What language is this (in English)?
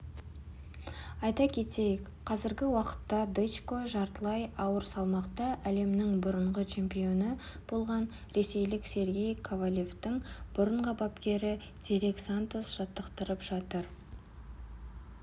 Kazakh